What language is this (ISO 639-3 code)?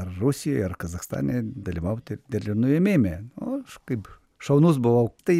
lit